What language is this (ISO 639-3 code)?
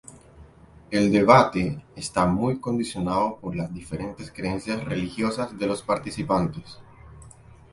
spa